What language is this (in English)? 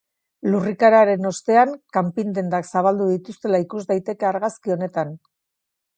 Basque